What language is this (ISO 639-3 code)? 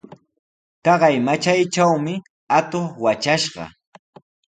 qws